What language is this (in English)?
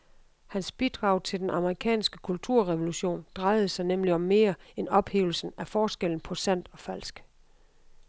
Danish